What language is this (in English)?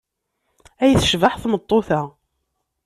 Kabyle